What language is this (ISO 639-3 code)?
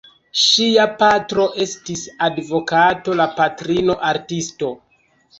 epo